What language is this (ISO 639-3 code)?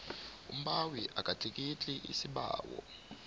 nbl